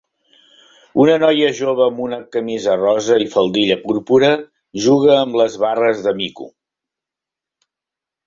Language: Catalan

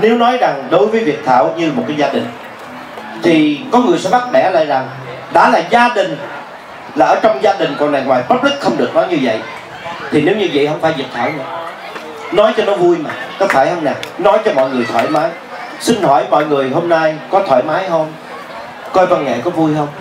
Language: Vietnamese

